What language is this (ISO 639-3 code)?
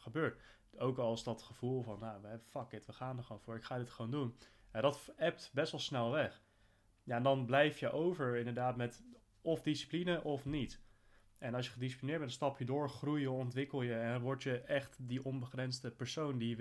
nld